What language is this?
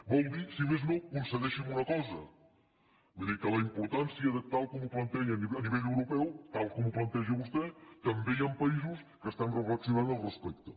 Catalan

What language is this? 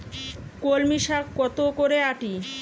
Bangla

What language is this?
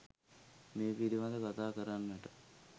Sinhala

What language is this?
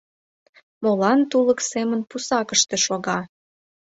Mari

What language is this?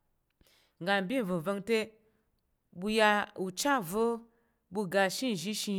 Tarok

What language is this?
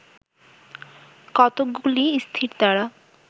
Bangla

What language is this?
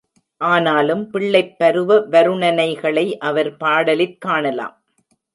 Tamil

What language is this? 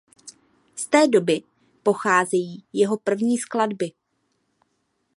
Czech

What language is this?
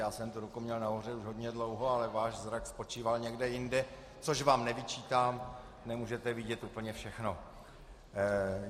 Czech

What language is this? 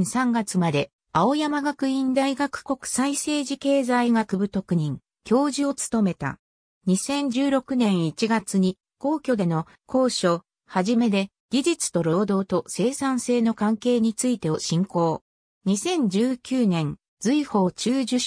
Japanese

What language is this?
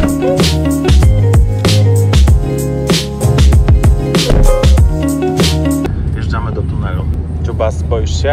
Polish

